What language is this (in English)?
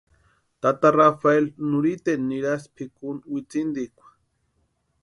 Western Highland Purepecha